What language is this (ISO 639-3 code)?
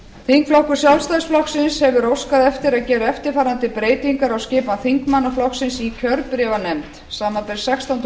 isl